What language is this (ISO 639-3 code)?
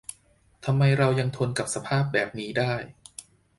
tha